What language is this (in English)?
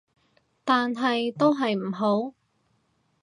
Cantonese